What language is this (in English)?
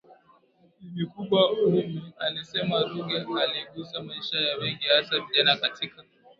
Swahili